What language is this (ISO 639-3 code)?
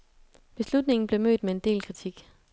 dan